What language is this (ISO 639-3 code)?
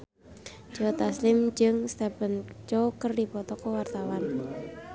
sun